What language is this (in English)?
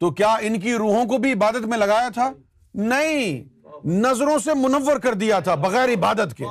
Urdu